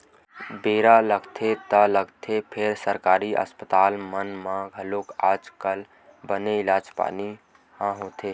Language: Chhattisgarhi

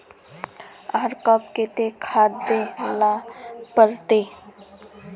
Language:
Magahi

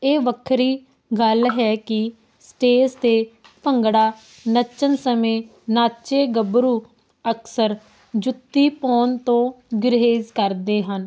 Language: Punjabi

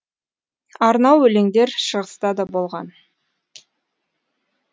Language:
Kazakh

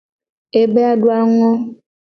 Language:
Gen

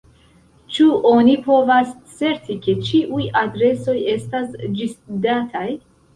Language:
Esperanto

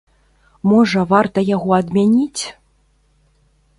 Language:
Belarusian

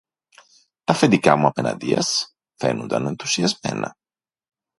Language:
Greek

